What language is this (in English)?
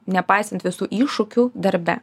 Lithuanian